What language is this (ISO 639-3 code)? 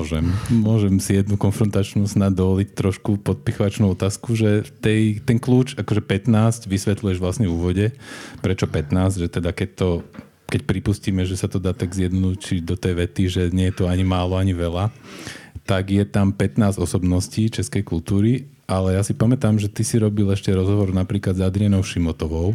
slk